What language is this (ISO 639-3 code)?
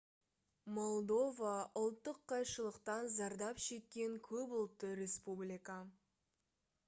kaz